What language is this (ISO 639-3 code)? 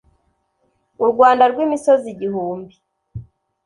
kin